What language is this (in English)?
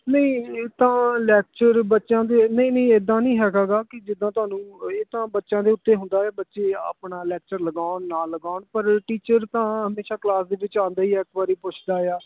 Punjabi